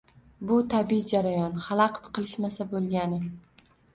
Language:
Uzbek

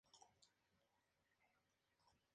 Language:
Spanish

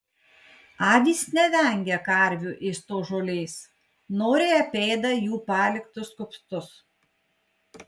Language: Lithuanian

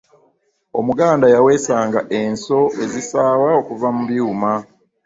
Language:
Ganda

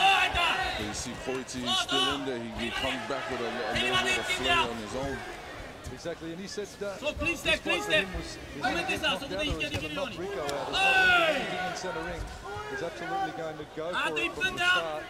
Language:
English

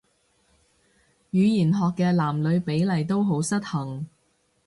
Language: Cantonese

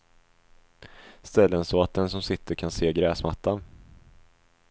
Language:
Swedish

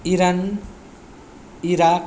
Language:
Nepali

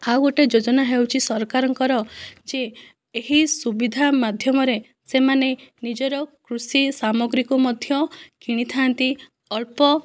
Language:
Odia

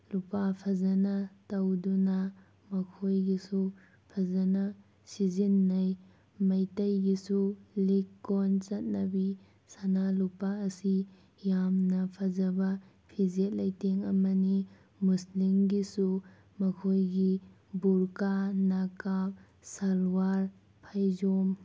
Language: Manipuri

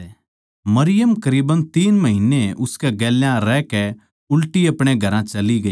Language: Haryanvi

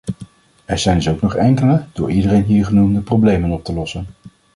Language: Dutch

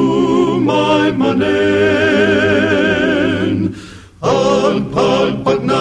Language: Filipino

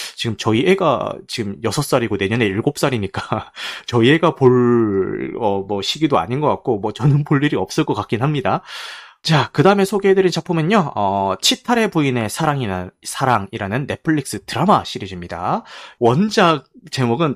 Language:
Korean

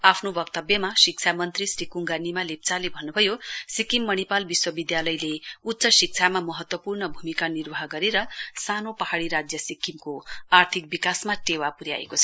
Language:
Nepali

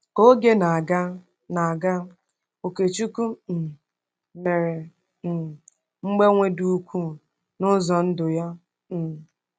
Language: Igbo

